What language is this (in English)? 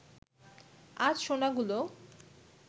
Bangla